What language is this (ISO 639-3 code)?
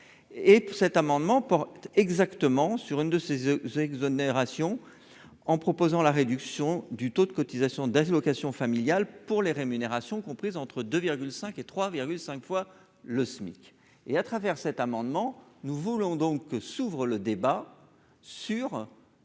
fra